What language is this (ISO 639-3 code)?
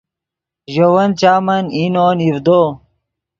ydg